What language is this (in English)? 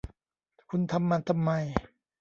Thai